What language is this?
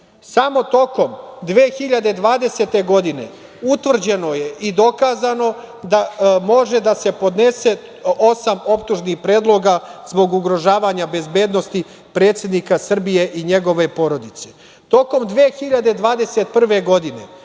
Serbian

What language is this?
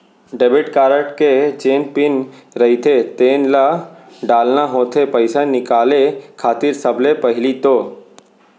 Chhattisgarhi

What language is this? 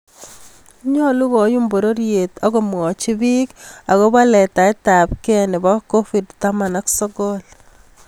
Kalenjin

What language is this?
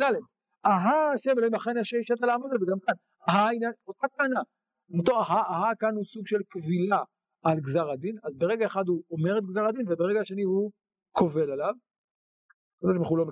Hebrew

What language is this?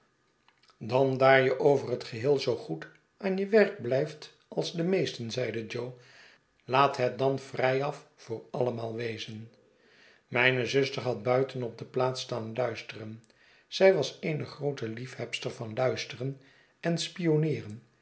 Dutch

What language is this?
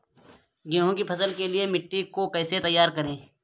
Hindi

